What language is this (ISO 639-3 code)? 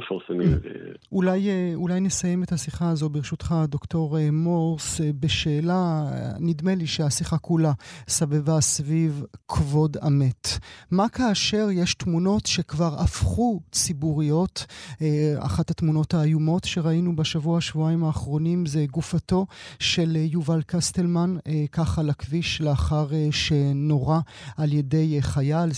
heb